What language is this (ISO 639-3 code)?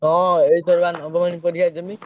ori